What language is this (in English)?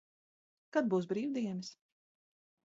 Latvian